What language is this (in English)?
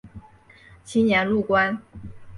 Chinese